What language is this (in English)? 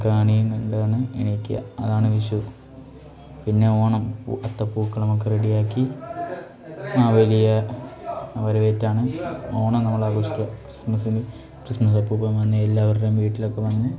Malayalam